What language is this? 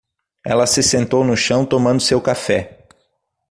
Portuguese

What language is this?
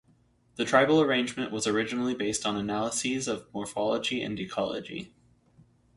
English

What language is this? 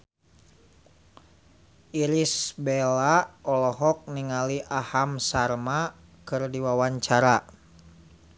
Sundanese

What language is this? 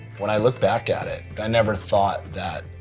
English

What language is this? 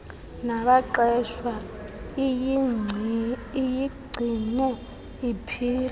Xhosa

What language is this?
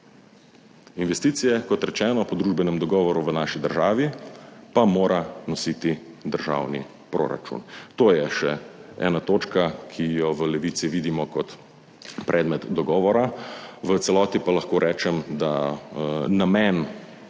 Slovenian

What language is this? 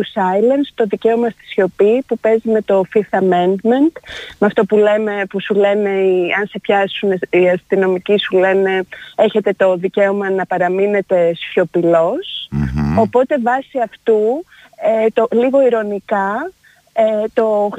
Greek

